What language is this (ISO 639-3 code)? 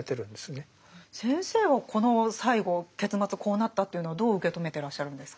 jpn